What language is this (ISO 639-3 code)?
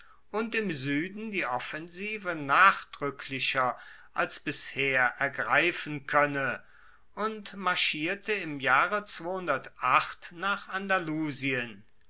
deu